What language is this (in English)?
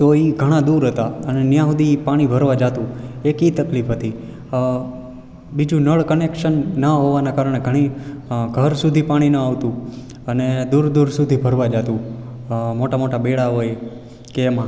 Gujarati